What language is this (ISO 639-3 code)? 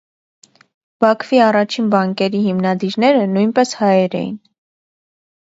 hye